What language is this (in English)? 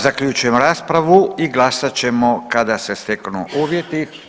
Croatian